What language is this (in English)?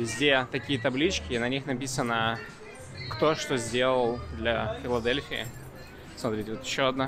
Russian